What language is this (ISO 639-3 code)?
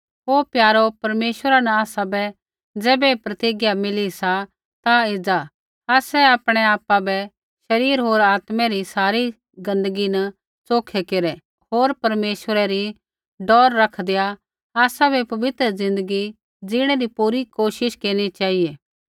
kfx